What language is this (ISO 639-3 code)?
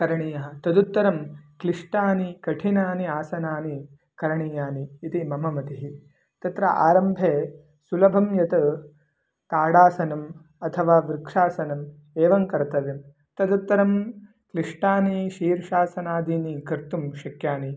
san